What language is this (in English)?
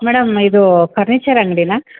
Kannada